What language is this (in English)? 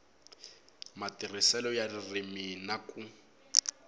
Tsonga